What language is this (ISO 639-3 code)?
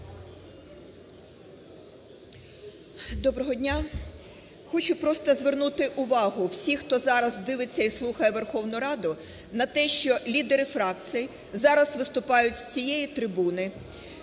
ukr